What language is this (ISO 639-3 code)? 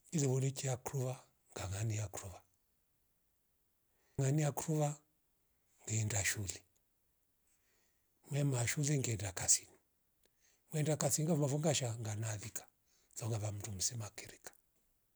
rof